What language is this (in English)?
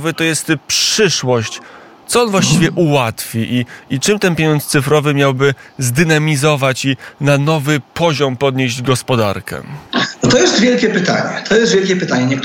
Polish